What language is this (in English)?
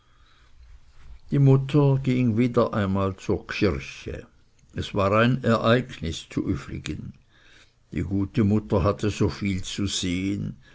German